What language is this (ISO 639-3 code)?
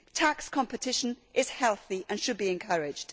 eng